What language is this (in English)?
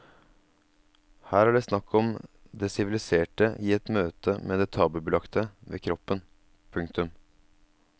Norwegian